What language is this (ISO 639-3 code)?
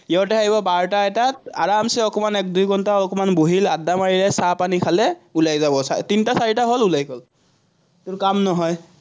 asm